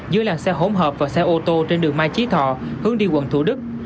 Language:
Vietnamese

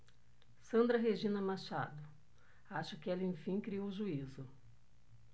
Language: Portuguese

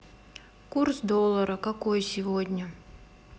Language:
Russian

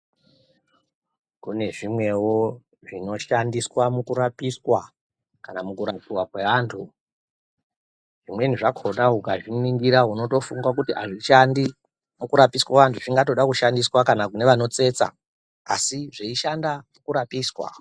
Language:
Ndau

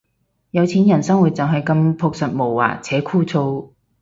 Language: Cantonese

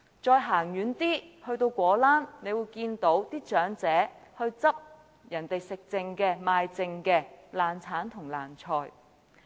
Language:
Cantonese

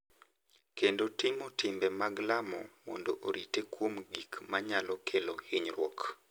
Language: Luo (Kenya and Tanzania)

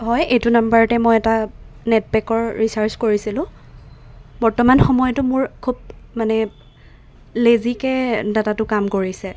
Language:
Assamese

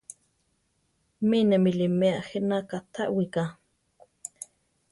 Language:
Central Tarahumara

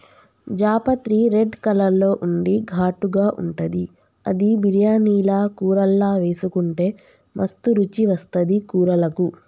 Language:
Telugu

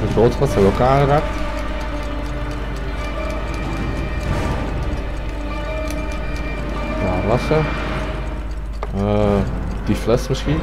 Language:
Dutch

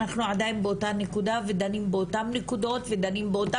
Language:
Hebrew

